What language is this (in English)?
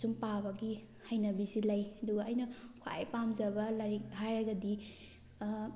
Manipuri